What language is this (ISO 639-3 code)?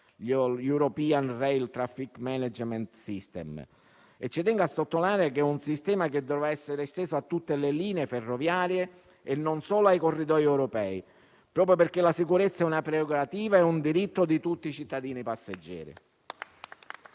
ita